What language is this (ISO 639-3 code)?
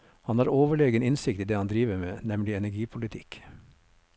nor